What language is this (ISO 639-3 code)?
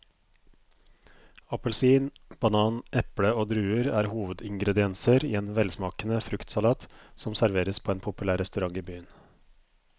nor